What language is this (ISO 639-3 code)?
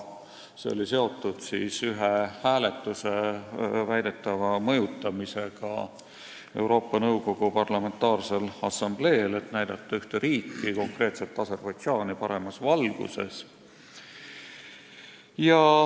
est